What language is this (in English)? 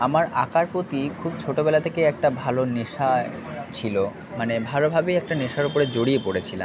Bangla